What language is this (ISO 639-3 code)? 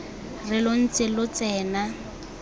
tsn